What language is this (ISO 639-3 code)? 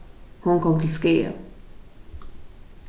fao